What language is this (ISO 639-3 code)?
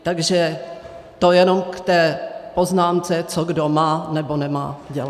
ces